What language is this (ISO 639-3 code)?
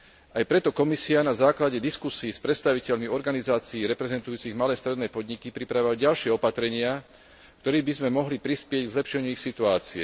slk